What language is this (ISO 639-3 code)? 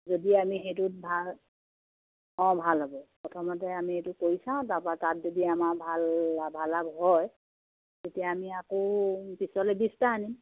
asm